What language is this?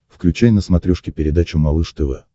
Russian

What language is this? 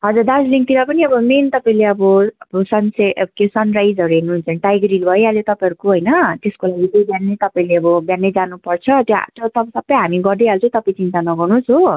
Nepali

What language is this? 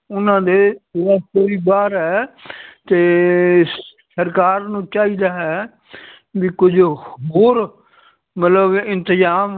Punjabi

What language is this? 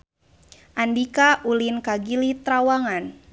Sundanese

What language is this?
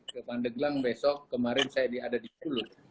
Indonesian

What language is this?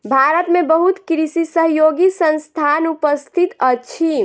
Maithili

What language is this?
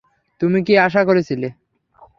Bangla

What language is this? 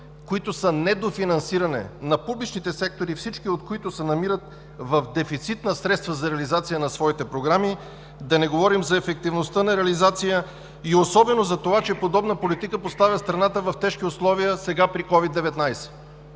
Bulgarian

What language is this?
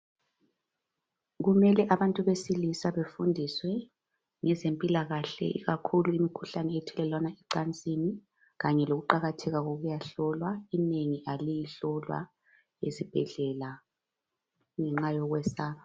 North Ndebele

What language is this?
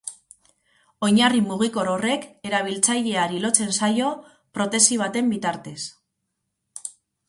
Basque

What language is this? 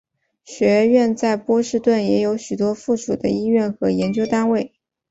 Chinese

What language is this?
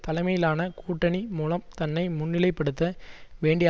Tamil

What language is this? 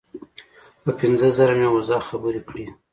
Pashto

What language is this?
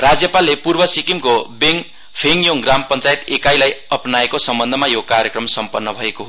Nepali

